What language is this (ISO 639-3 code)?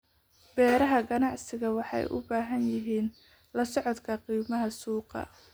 som